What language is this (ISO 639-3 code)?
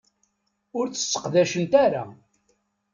kab